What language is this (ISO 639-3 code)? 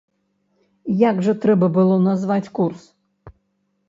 bel